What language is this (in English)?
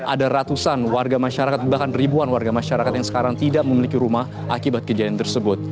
Indonesian